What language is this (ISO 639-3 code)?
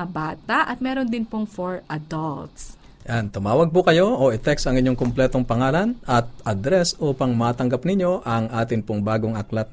fil